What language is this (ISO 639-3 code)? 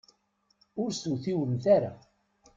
kab